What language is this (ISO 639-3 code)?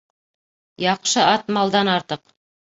bak